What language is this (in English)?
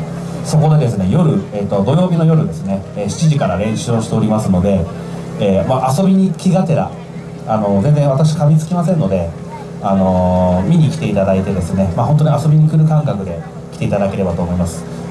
Japanese